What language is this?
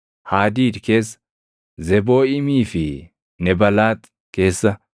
Oromo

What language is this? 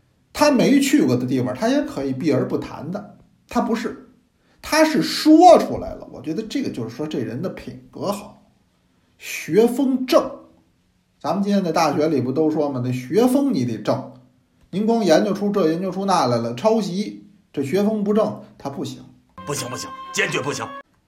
Chinese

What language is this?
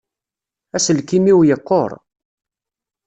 Kabyle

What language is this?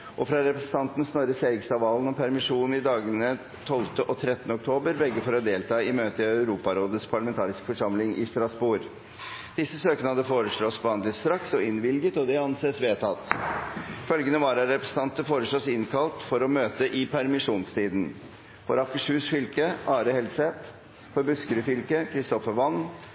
Norwegian Bokmål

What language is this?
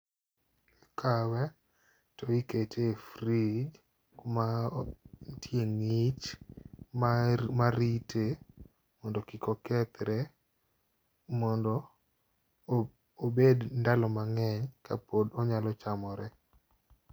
Luo (Kenya and Tanzania)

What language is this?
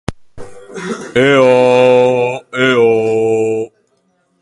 Basque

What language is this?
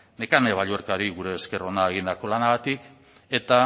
Basque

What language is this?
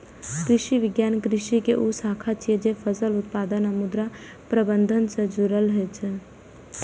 Maithili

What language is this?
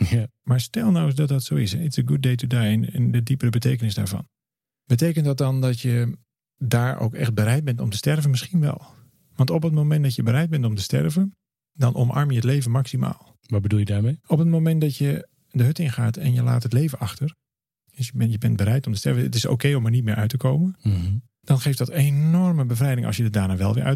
Dutch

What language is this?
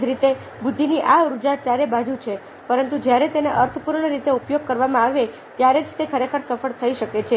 Gujarati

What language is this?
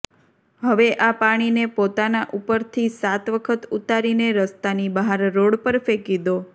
Gujarati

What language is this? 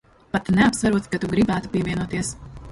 Latvian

